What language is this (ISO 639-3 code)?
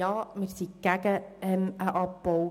gsw